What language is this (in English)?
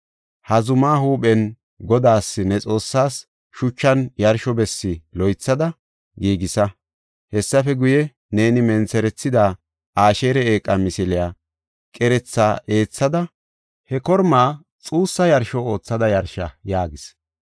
Gofa